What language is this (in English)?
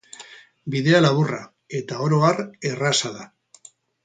Basque